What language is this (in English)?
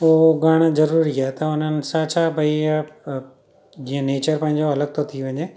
Sindhi